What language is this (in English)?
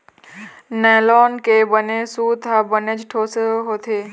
Chhattisgarhi